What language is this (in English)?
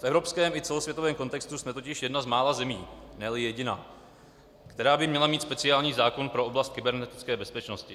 Czech